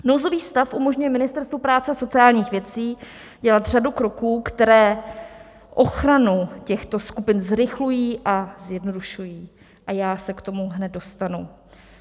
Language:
Czech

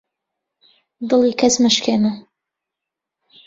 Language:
Central Kurdish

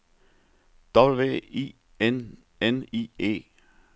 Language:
Danish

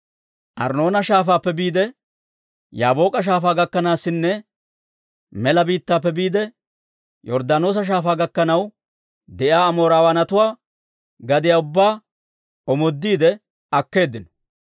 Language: Dawro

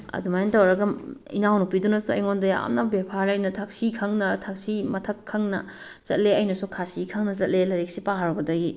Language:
Manipuri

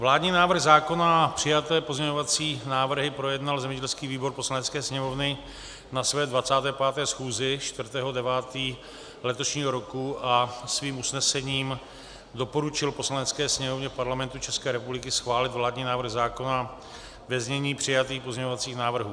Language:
Czech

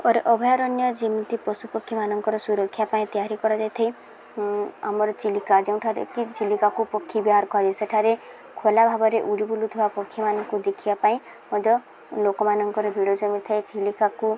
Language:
Odia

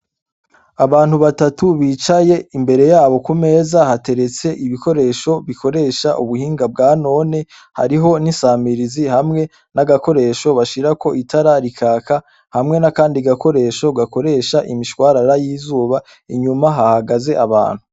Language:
Rundi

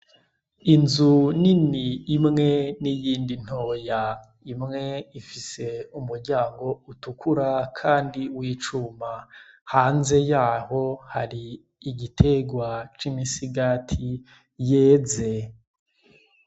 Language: Rundi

